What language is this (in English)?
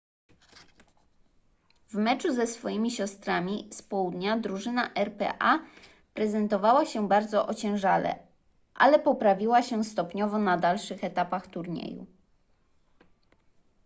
Polish